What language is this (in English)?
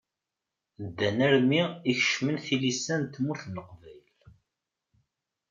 Kabyle